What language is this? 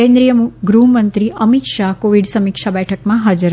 Gujarati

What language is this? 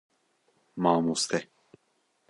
Kurdish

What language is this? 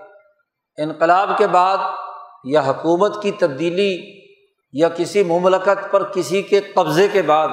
Urdu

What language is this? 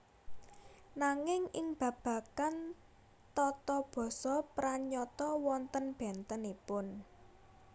Javanese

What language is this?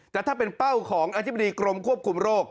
Thai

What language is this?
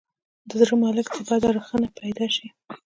Pashto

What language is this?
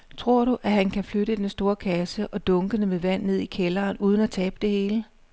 Danish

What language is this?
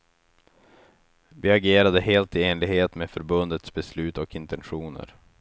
Swedish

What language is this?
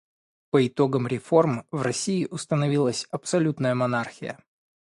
Russian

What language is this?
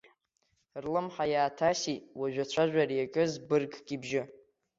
Abkhazian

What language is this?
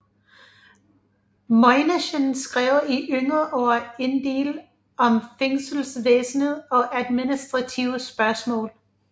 Danish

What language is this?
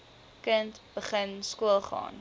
Afrikaans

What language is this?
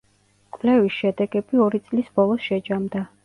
Georgian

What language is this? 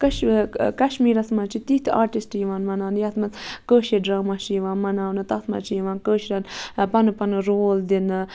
Kashmiri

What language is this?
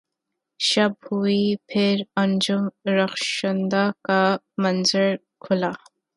Urdu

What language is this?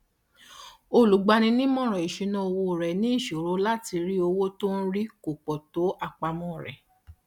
Yoruba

